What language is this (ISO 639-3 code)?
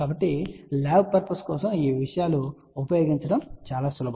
tel